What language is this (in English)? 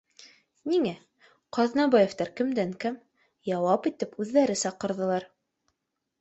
Bashkir